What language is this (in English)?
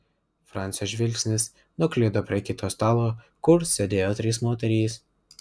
Lithuanian